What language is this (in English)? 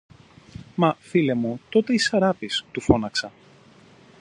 Greek